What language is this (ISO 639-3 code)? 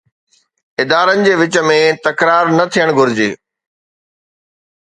snd